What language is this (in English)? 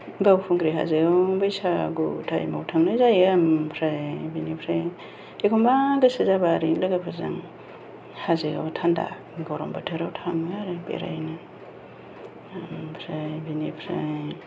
Bodo